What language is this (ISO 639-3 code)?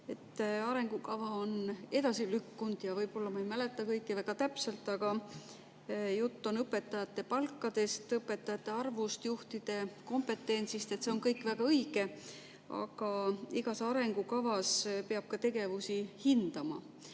est